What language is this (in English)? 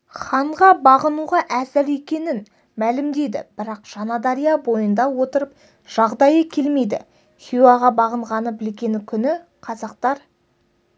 Kazakh